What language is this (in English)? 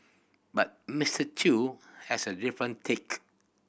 English